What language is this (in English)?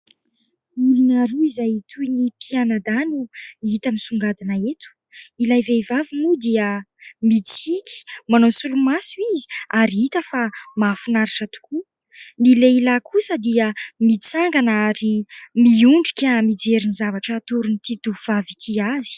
Malagasy